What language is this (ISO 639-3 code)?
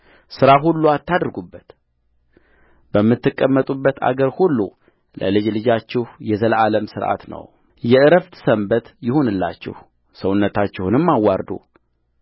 amh